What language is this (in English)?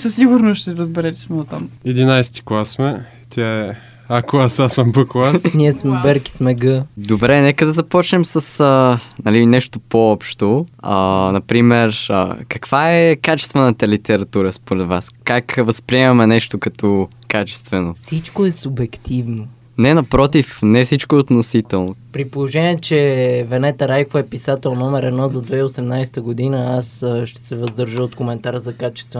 Bulgarian